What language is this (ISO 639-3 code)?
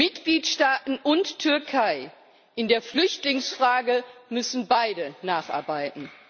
deu